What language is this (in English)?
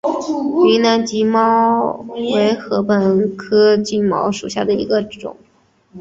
Chinese